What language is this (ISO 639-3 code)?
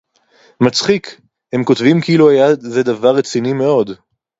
heb